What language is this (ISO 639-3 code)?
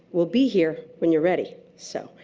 eng